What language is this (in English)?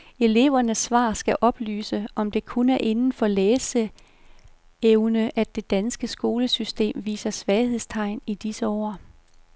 Danish